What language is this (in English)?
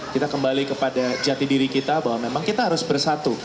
Indonesian